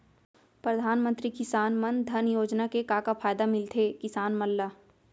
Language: Chhattisgarhi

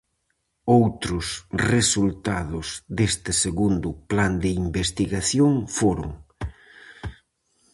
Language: Galician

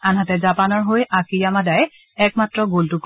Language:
Assamese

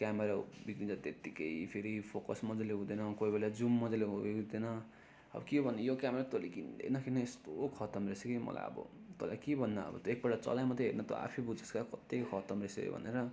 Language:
Nepali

